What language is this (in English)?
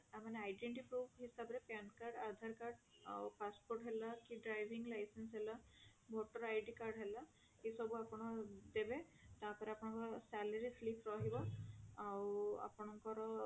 Odia